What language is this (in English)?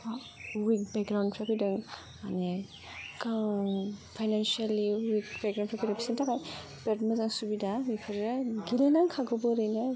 Bodo